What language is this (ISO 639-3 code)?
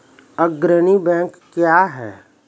mai